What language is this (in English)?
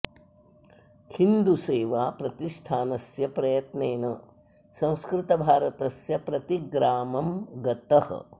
Sanskrit